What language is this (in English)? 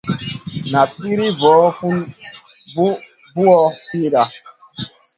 Masana